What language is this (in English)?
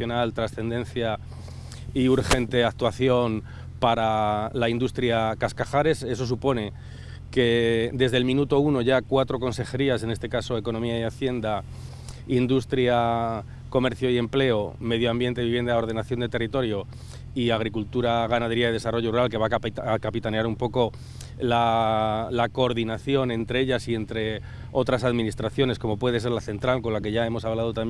Spanish